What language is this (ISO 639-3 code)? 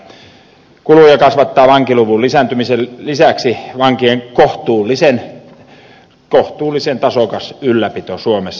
fin